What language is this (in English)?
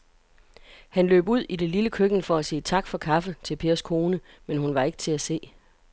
Danish